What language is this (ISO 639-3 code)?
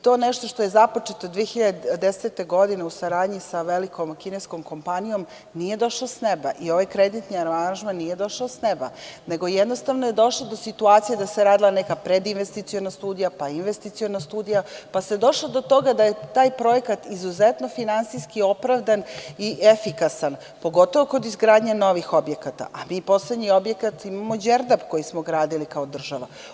srp